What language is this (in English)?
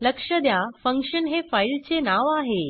Marathi